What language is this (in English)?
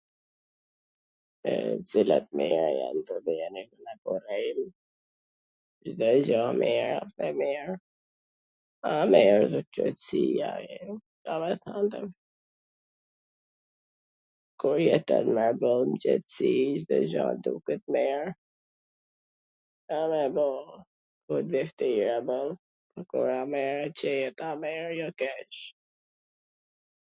Gheg Albanian